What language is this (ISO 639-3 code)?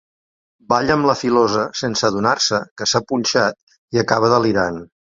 cat